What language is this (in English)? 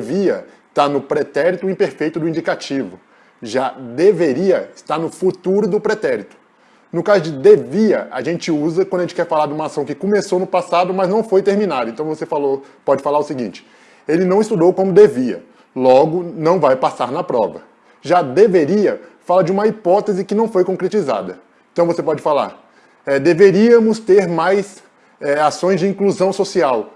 Portuguese